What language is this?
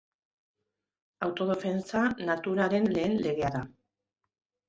Basque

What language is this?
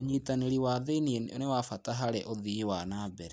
Kikuyu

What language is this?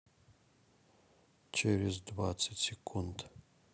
Russian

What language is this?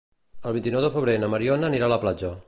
Catalan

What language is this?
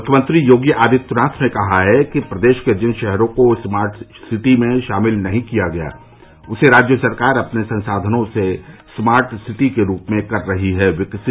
Hindi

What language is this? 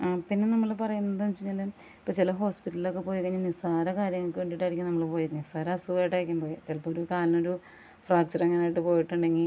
Malayalam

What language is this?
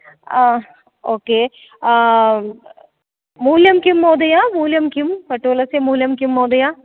Sanskrit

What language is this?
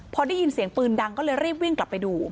Thai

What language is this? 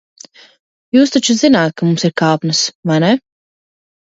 Latvian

